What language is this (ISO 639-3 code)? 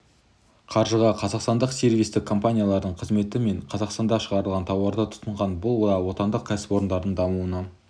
kaz